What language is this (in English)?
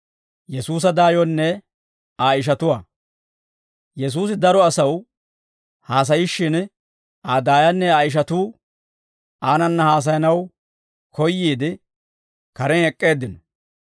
Dawro